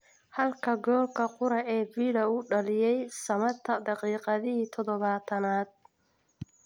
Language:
Somali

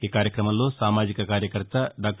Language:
Telugu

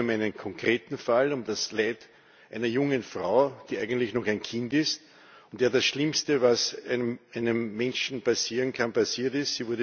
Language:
German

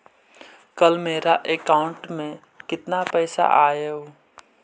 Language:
Magahi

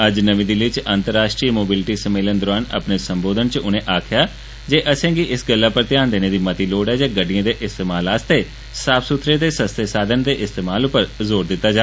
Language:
Dogri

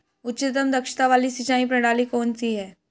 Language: Hindi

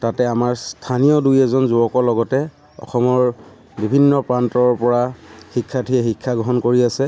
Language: Assamese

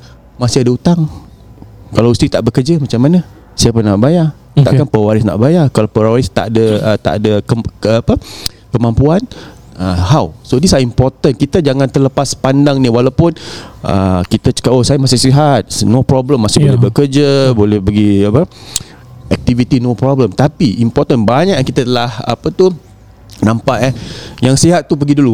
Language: Malay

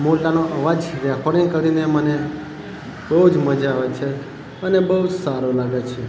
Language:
Gujarati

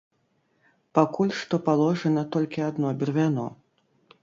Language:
Belarusian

